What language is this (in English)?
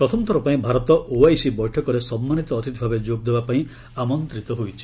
Odia